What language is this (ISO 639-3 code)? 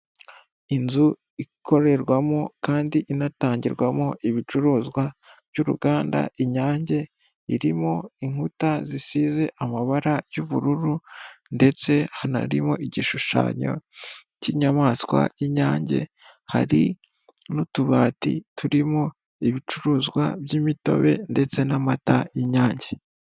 kin